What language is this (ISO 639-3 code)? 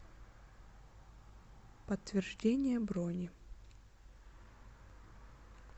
rus